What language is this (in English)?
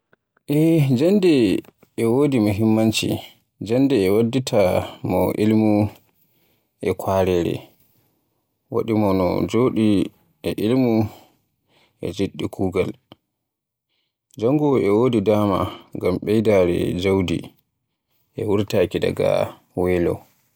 Borgu Fulfulde